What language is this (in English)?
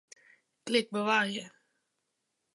Western Frisian